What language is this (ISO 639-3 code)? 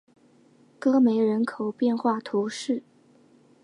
zho